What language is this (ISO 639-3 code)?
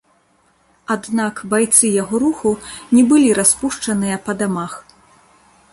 bel